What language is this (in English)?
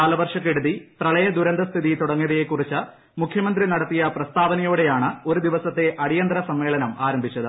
Malayalam